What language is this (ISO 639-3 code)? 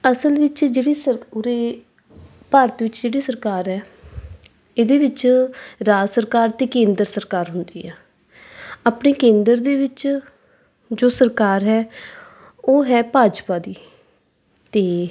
pan